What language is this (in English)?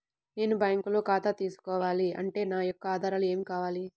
Telugu